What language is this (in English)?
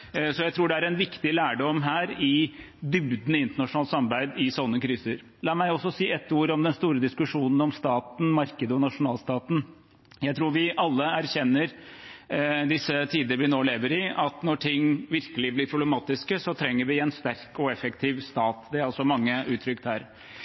Norwegian Bokmål